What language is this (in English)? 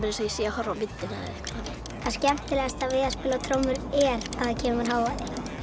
Icelandic